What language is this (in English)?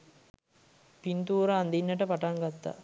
Sinhala